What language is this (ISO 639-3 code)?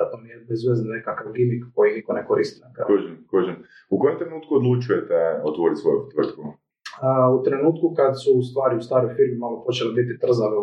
hrv